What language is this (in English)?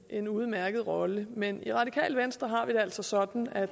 Danish